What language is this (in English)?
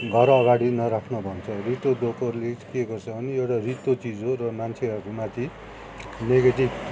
Nepali